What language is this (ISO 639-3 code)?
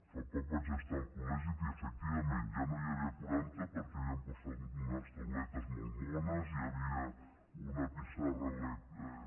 cat